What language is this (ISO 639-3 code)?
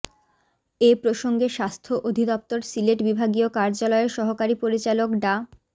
ben